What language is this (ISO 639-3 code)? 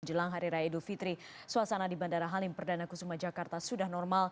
ind